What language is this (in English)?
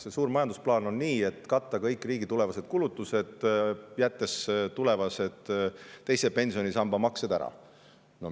Estonian